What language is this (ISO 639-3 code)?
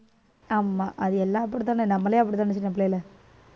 tam